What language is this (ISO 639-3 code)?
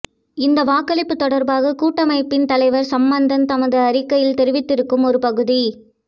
tam